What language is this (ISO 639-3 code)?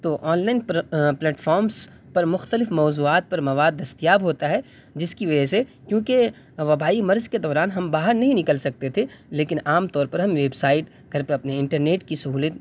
urd